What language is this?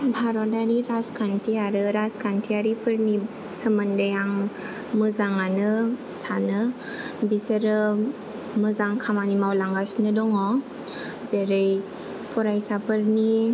Bodo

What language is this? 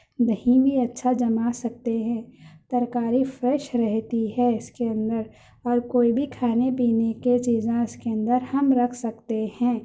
Urdu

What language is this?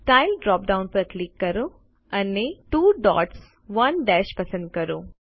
Gujarati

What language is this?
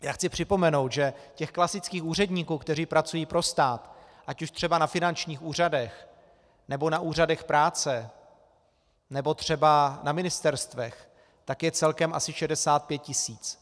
Czech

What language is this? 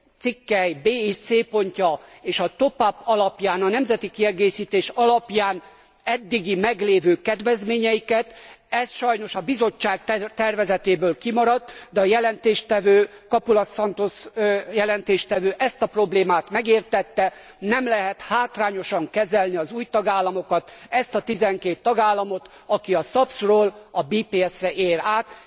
Hungarian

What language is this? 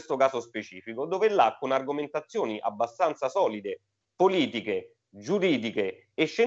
Italian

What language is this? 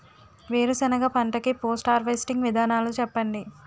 Telugu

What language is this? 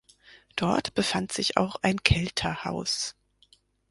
German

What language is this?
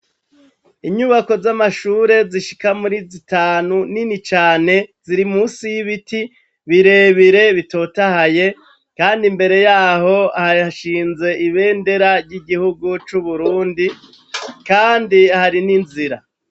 Rundi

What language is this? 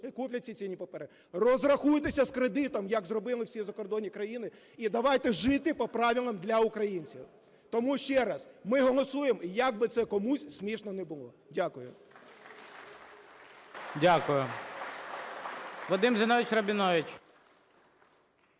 Ukrainian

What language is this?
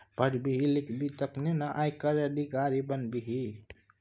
Maithili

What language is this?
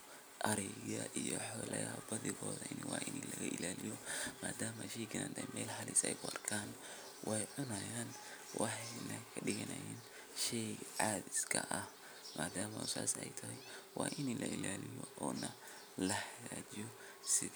Somali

